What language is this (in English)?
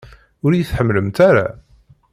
Kabyle